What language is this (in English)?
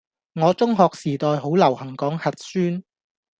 Cantonese